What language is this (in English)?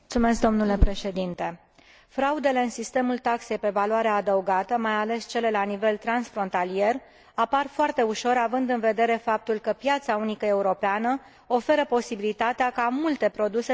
Romanian